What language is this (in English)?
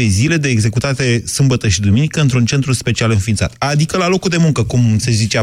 Romanian